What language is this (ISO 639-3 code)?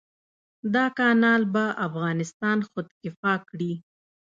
pus